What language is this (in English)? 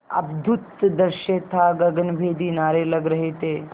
Hindi